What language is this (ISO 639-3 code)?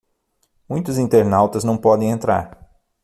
por